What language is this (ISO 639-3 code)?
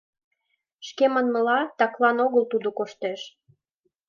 chm